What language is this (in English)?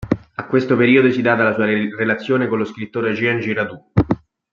Italian